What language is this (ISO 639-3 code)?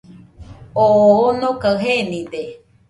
hux